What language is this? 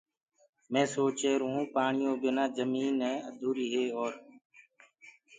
Gurgula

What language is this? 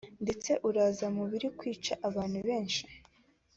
Kinyarwanda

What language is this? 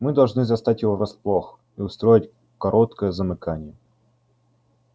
Russian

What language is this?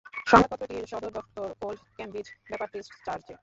Bangla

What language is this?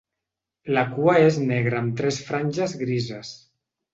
Catalan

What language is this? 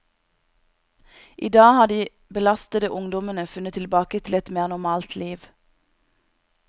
Norwegian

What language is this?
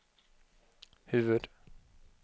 Swedish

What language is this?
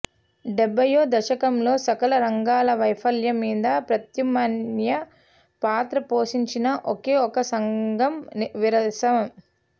Telugu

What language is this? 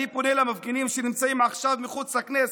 Hebrew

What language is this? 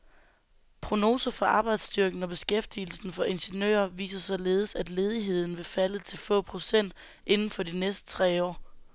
Danish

